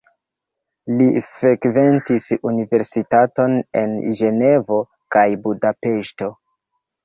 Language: Esperanto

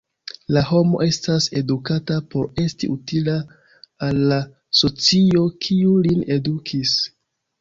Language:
Esperanto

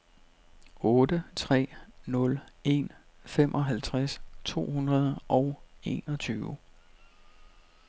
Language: Danish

